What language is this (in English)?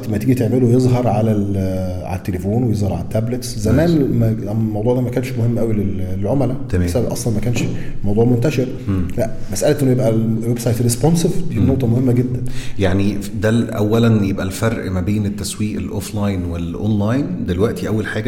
Arabic